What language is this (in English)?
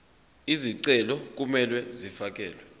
Zulu